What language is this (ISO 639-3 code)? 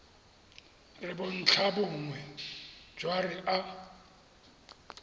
tsn